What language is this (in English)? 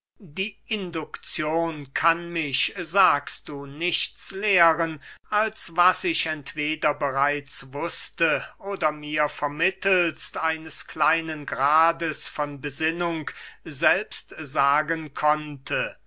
German